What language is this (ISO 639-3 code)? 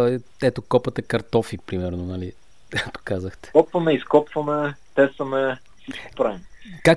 bul